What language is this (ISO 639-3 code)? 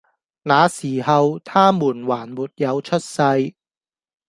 yue